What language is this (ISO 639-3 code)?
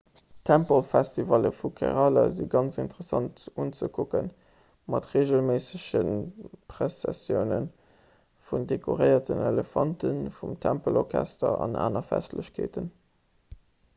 ltz